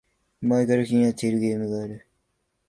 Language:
Japanese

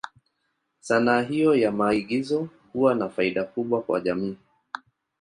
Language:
Swahili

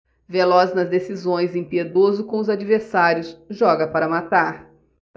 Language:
Portuguese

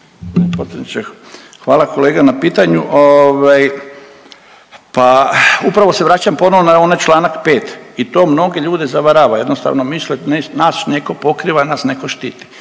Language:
Croatian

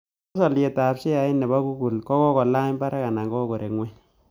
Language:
Kalenjin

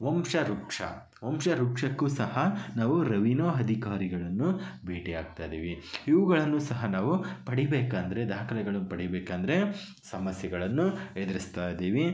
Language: Kannada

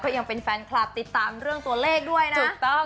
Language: Thai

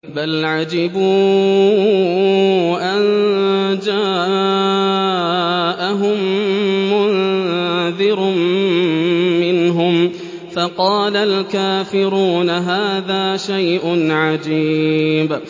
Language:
Arabic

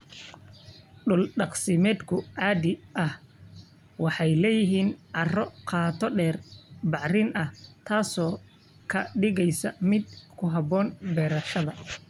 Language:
Somali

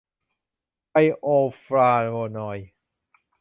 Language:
Thai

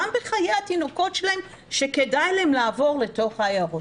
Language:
Hebrew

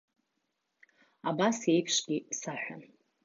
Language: Abkhazian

